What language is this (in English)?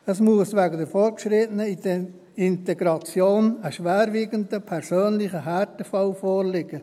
Swiss German